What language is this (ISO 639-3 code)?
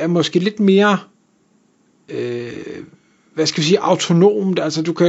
dan